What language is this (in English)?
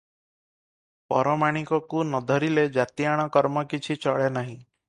Odia